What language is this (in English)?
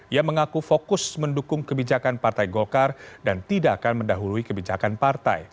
Indonesian